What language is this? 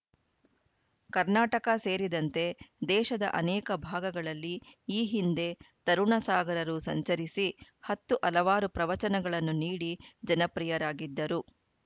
Kannada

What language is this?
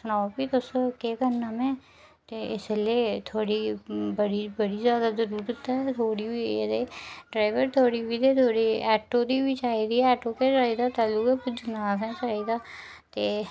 Dogri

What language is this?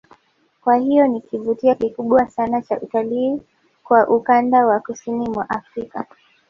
Swahili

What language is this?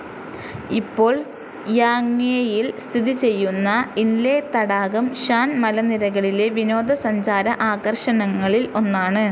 Malayalam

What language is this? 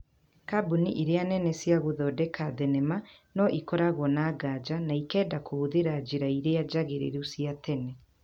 Kikuyu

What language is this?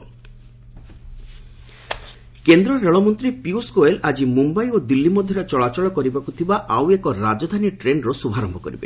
Odia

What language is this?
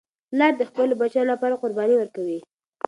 Pashto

